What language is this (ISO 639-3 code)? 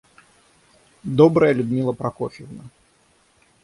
rus